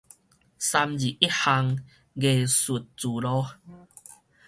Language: Min Nan Chinese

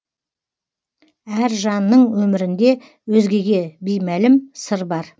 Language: Kazakh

